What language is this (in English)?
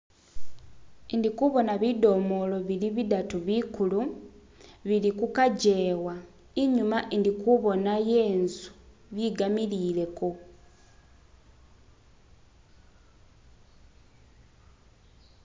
Masaaba